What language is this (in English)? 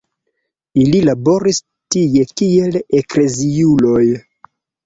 Esperanto